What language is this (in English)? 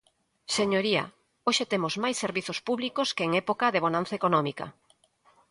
Galician